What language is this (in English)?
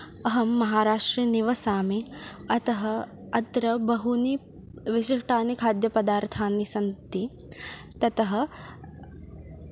Sanskrit